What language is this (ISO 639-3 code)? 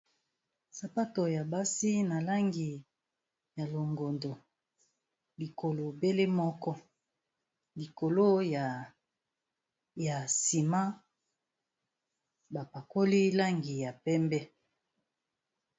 lin